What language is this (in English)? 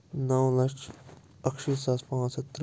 Kashmiri